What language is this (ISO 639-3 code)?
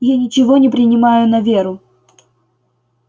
rus